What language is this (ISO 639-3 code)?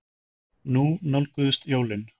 isl